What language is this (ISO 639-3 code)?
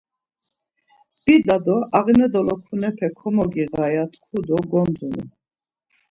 lzz